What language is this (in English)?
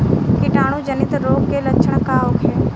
Bhojpuri